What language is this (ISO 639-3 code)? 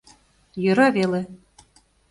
chm